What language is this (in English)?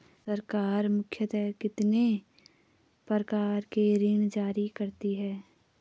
Hindi